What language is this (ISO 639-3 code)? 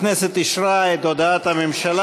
heb